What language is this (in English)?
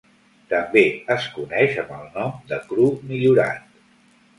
Catalan